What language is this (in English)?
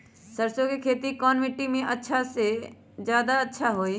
Magahi